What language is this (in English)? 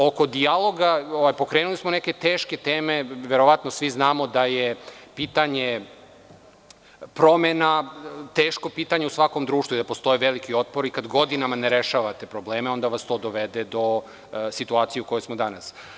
Serbian